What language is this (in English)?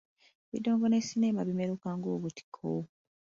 Ganda